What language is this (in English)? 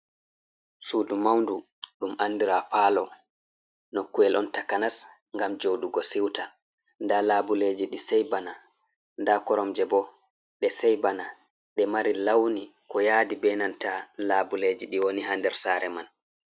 Fula